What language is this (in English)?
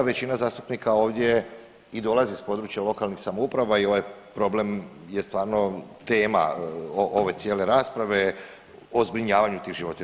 Croatian